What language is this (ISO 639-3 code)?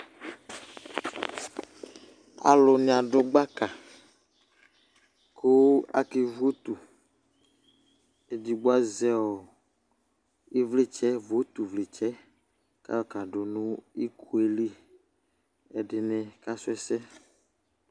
kpo